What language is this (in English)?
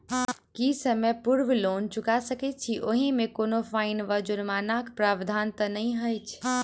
Maithili